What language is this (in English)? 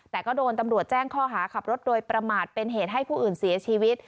Thai